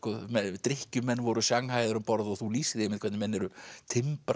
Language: Icelandic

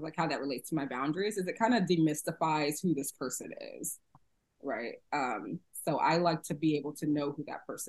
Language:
English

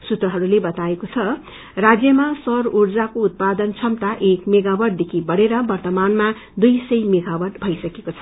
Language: Nepali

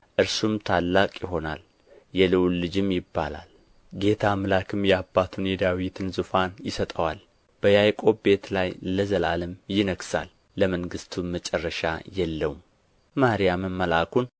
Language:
Amharic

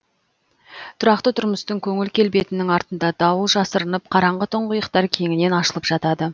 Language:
Kazakh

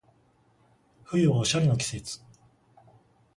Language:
Japanese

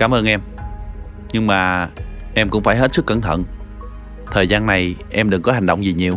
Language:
Vietnamese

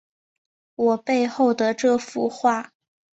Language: Chinese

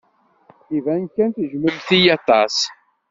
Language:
Kabyle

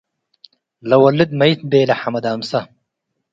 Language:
Tigre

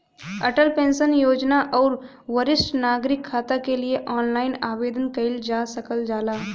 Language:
Bhojpuri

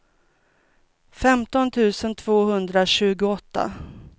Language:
Swedish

